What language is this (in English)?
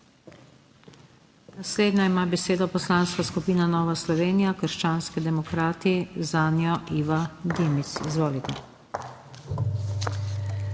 Slovenian